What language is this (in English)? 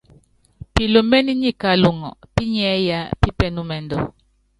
Yangben